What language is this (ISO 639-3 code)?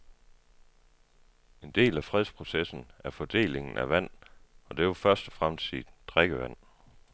dan